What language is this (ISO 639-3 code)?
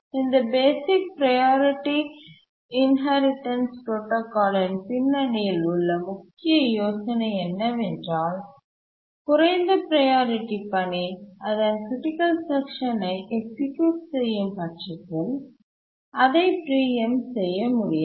tam